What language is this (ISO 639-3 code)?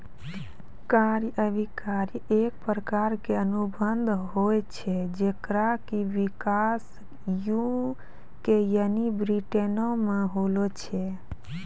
mai